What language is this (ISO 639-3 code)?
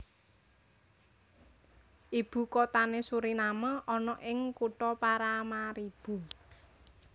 jav